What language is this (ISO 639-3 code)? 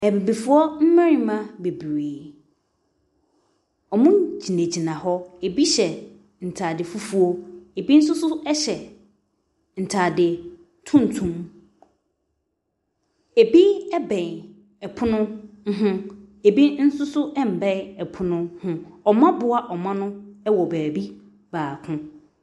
aka